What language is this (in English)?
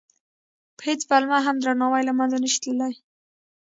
Pashto